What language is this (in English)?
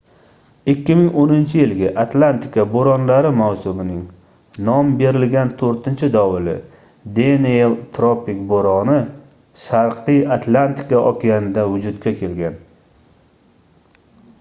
Uzbek